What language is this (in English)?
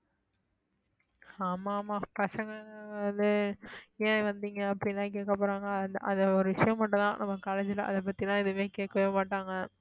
Tamil